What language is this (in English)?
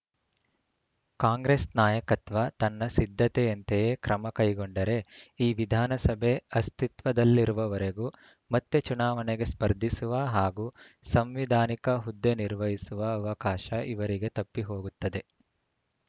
Kannada